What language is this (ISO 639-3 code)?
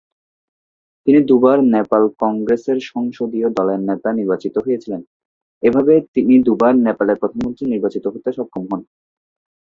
ben